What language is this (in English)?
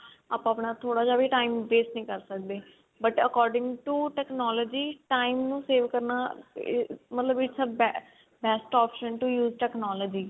Punjabi